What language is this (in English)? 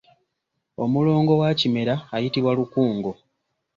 Ganda